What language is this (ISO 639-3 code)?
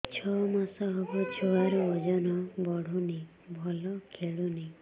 ori